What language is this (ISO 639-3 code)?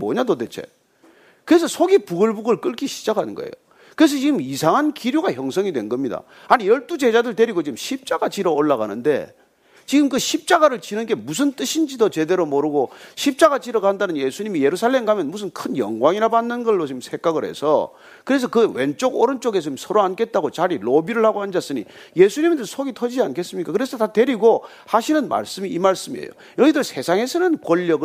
kor